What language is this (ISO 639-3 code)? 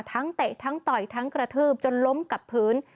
tha